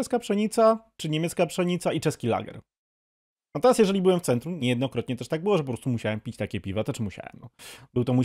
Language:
Polish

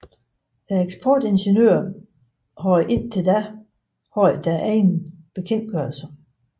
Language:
Danish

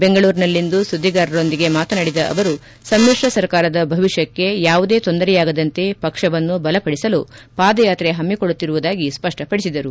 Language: Kannada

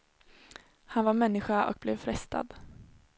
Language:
Swedish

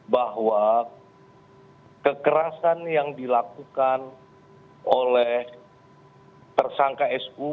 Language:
Indonesian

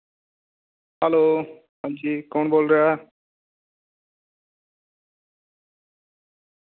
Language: Dogri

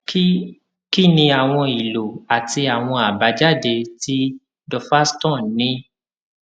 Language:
Yoruba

